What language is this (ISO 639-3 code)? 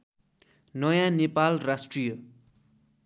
nep